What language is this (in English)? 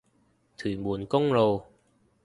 Cantonese